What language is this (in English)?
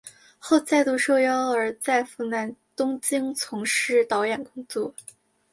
Chinese